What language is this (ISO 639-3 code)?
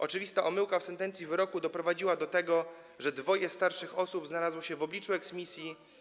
pol